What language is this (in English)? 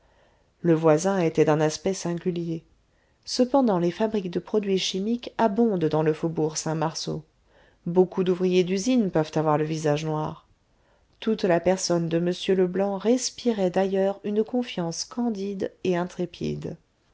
French